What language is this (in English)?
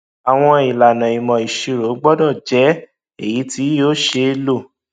Yoruba